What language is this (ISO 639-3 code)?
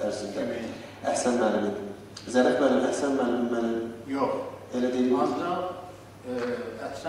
tur